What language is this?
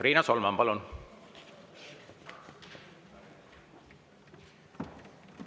Estonian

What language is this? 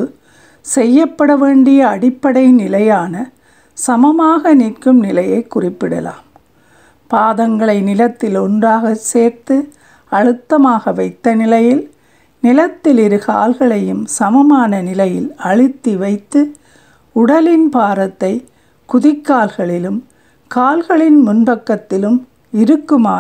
Tamil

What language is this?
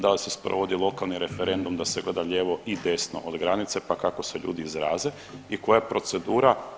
Croatian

